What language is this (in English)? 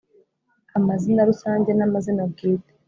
Kinyarwanda